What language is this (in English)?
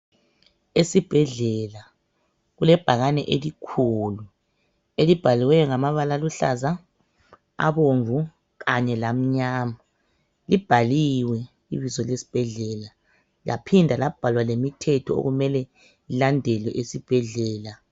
North Ndebele